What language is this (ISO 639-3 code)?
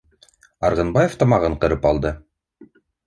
bak